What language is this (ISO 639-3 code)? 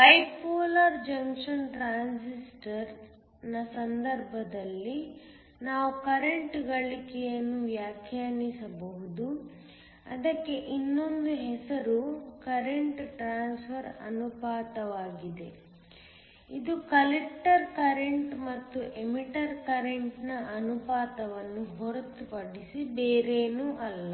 kan